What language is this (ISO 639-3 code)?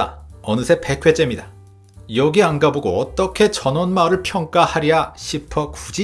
kor